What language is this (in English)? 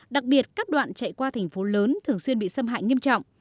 Vietnamese